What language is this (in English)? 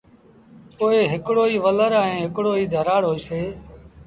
Sindhi Bhil